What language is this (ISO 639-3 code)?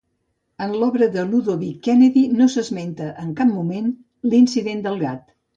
cat